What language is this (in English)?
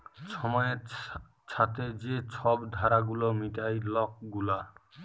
Bangla